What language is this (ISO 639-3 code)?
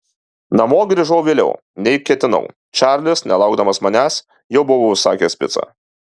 lit